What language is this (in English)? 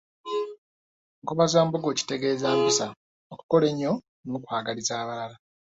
Ganda